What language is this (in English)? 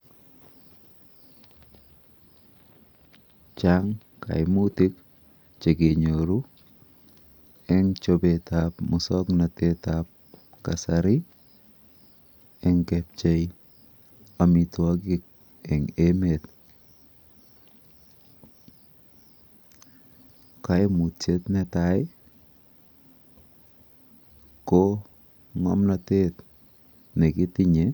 Kalenjin